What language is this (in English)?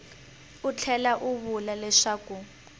Tsonga